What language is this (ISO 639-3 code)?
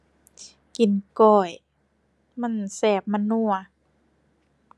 tha